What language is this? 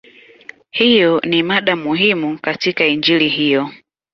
Swahili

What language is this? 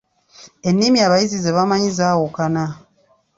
Ganda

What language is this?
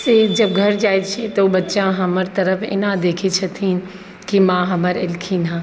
Maithili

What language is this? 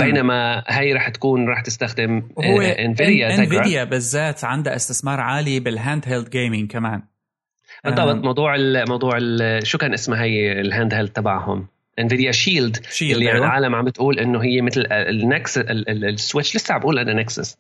Arabic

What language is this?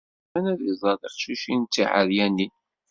Kabyle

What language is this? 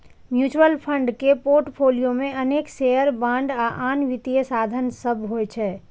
Maithili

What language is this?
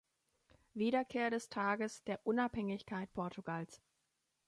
German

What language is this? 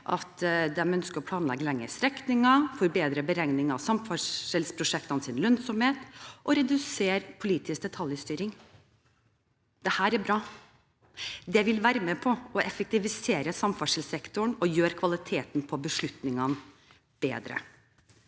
Norwegian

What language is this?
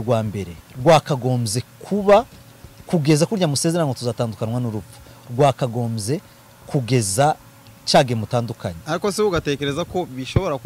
Korean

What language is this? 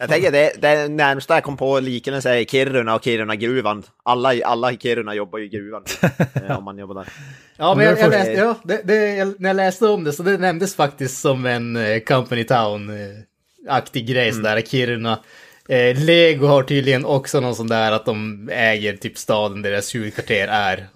Swedish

